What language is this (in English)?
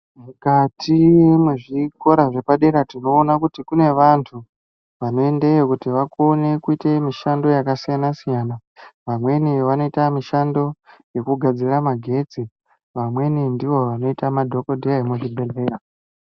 Ndau